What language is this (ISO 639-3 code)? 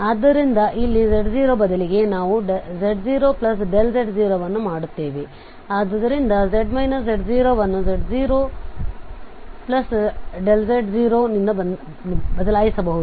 kan